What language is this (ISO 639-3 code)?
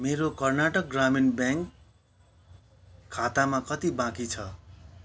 nep